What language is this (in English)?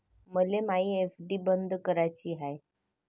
Marathi